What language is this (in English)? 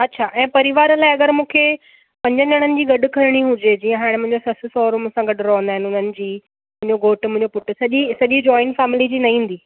Sindhi